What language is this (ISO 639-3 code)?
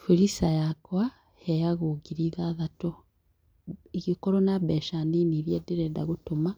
kik